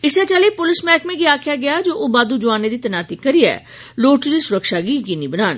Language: Dogri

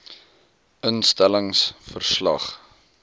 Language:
Afrikaans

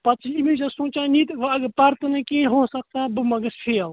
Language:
Kashmiri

